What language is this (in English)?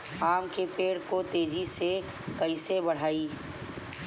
Bhojpuri